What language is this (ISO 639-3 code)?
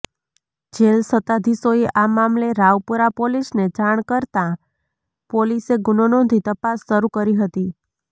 guj